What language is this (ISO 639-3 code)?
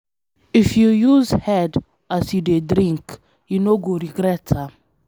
pcm